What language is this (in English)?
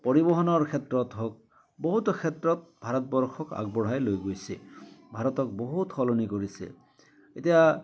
Assamese